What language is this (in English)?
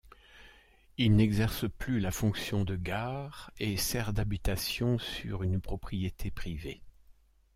French